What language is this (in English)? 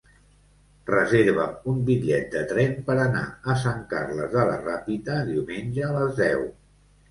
Catalan